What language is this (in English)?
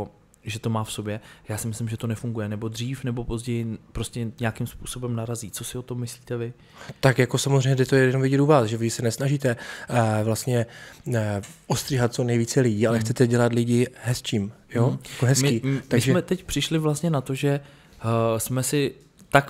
Czech